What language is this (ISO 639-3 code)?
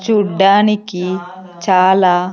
tel